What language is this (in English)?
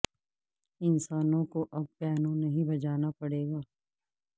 Urdu